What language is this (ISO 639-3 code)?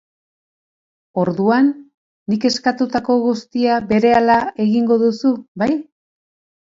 eus